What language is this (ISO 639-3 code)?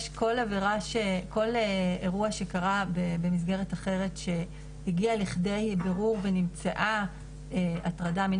heb